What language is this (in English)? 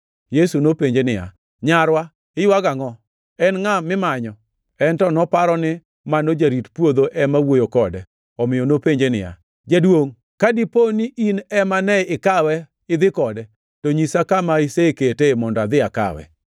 Luo (Kenya and Tanzania)